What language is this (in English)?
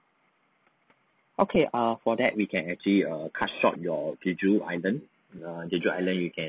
English